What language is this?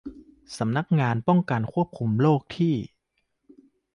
Thai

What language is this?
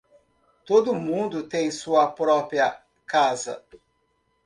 Portuguese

